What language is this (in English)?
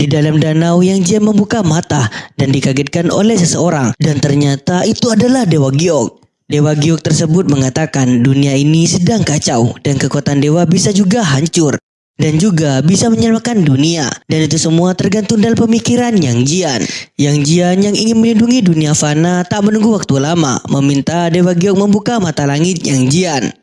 Indonesian